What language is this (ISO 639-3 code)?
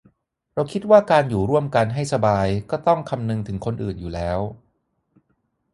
tha